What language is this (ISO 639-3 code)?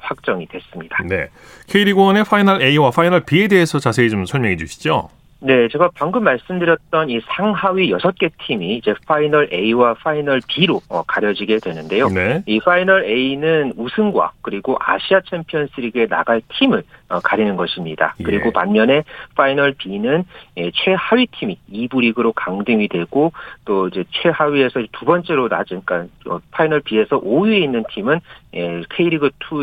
kor